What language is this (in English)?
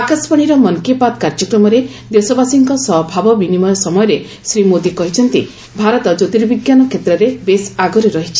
Odia